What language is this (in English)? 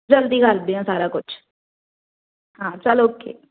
Punjabi